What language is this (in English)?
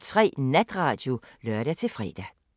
Danish